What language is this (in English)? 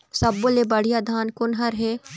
Chhattisgarhi